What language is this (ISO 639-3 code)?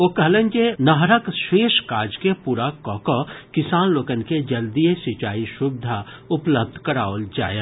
mai